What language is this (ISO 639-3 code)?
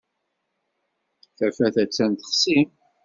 kab